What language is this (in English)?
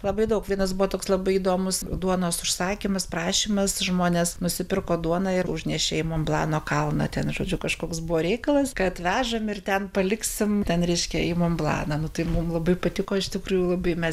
Lithuanian